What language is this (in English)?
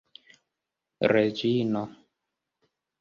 Esperanto